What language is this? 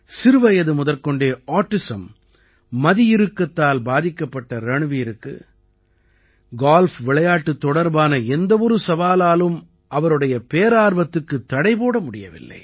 Tamil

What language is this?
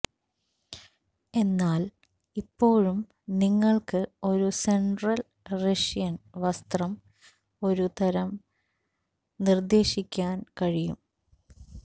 Malayalam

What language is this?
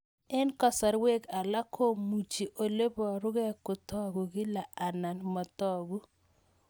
Kalenjin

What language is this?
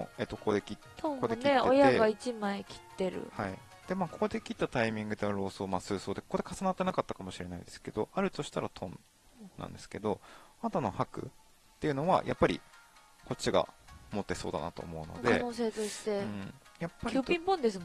Japanese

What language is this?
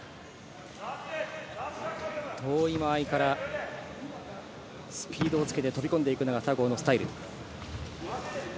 Japanese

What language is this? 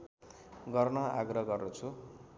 Nepali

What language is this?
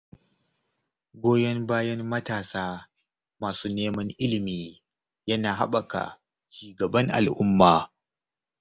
Hausa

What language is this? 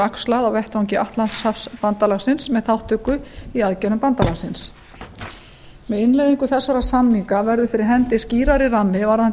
Icelandic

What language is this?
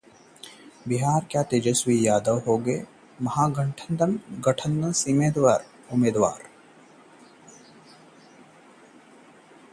Hindi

